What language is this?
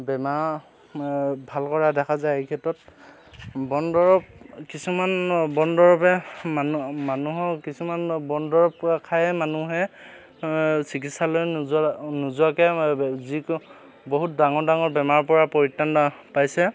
Assamese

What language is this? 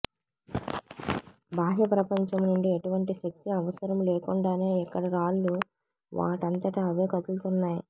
Telugu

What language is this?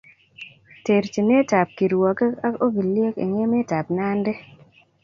Kalenjin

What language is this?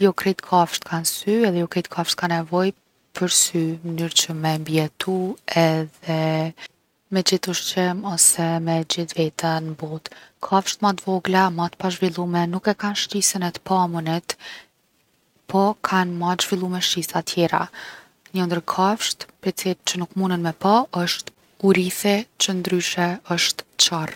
Gheg Albanian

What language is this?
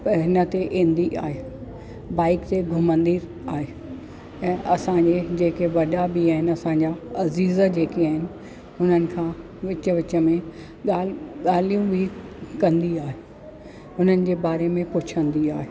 Sindhi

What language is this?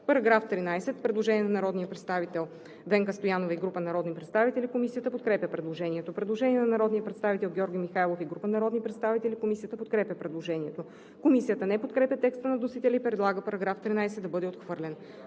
Bulgarian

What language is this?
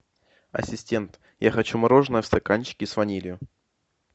Russian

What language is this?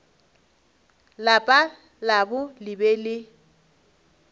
Northern Sotho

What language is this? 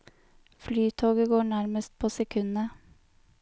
Norwegian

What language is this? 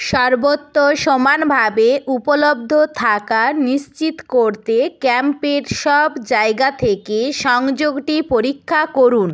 Bangla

